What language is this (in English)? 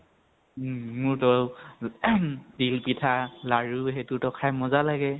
Assamese